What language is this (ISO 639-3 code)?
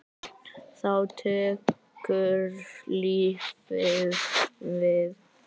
isl